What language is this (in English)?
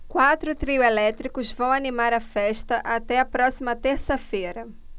Portuguese